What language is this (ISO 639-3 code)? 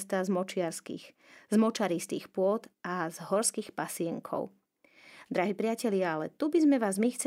slk